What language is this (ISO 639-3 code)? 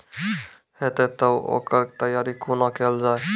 mai